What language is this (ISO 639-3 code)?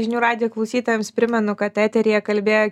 lit